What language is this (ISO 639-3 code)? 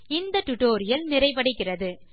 tam